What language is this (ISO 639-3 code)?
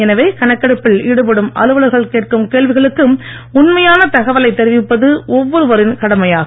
tam